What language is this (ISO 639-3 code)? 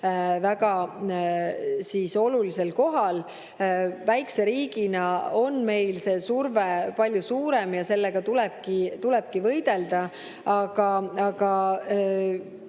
est